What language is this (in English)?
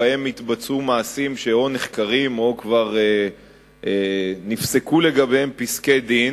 Hebrew